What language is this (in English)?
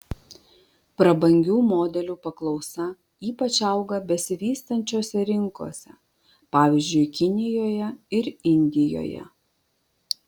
Lithuanian